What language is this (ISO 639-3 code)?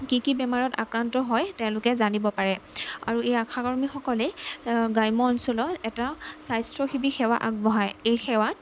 asm